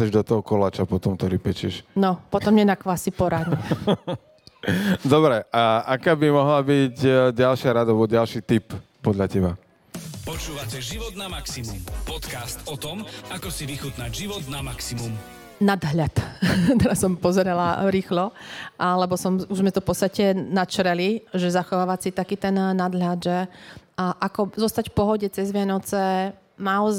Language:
Slovak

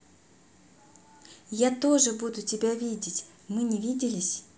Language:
Russian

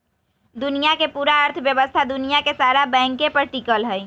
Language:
Magahi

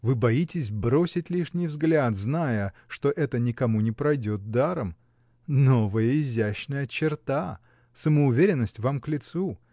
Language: Russian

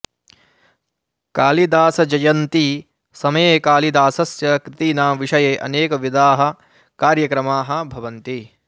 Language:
Sanskrit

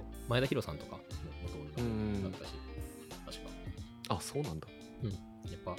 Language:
Japanese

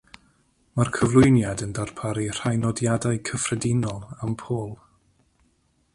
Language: Welsh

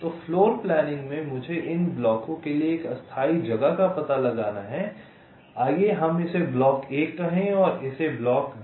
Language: Hindi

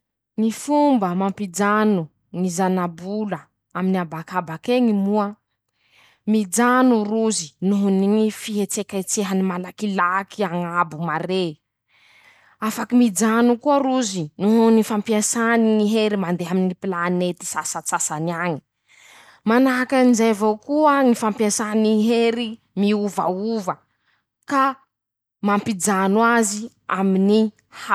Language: Masikoro Malagasy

